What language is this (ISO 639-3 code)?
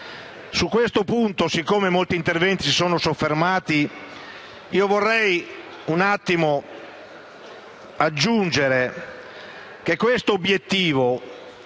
ita